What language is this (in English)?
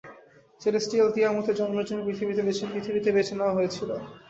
Bangla